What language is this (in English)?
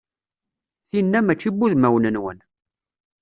Kabyle